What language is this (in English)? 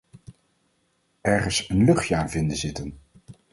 Dutch